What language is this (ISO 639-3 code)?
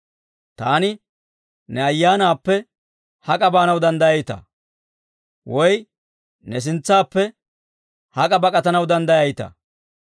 dwr